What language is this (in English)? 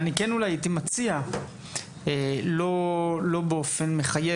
Hebrew